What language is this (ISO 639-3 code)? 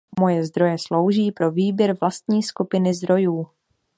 ces